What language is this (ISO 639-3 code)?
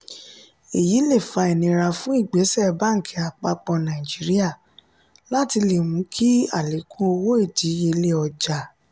yor